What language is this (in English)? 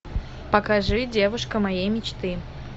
Russian